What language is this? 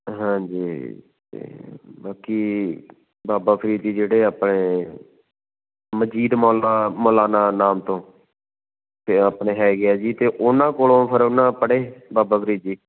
Punjabi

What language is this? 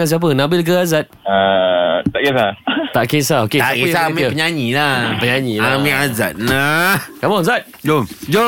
Malay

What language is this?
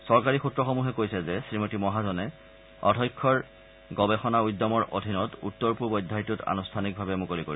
Assamese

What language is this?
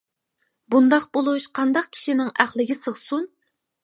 Uyghur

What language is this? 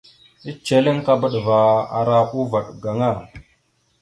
Mada (Cameroon)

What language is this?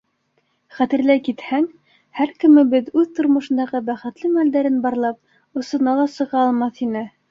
Bashkir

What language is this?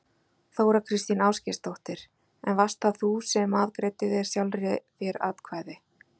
Icelandic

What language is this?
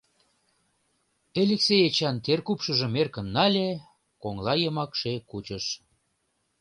Mari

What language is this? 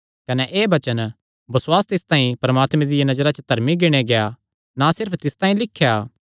Kangri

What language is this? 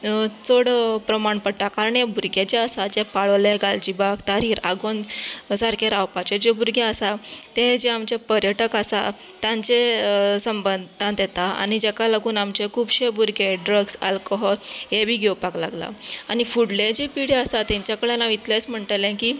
Konkani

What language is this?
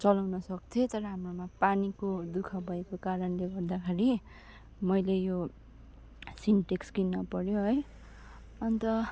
Nepali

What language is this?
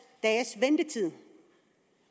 Danish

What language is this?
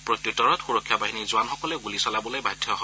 Assamese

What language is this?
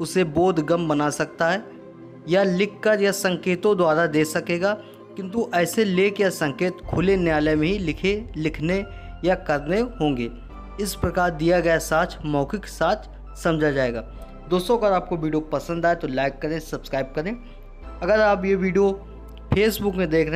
Hindi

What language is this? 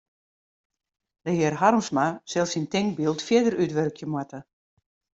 Western Frisian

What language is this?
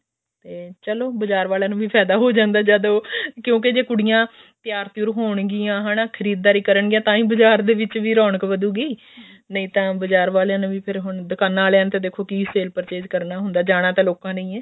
Punjabi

